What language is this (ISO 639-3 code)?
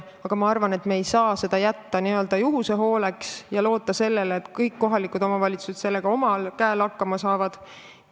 est